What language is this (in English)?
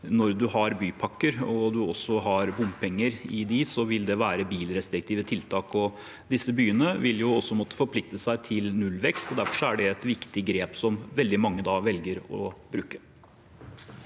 Norwegian